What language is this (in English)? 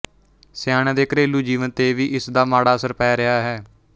Punjabi